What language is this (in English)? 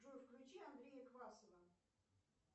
Russian